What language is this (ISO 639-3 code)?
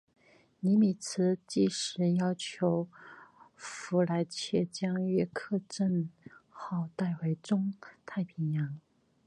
zho